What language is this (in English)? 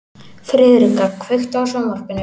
Icelandic